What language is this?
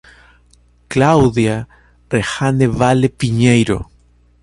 Portuguese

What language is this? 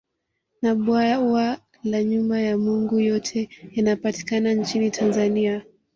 Swahili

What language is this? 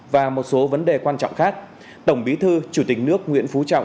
Vietnamese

